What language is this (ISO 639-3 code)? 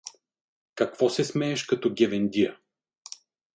bul